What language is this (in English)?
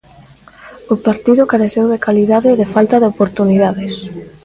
Galician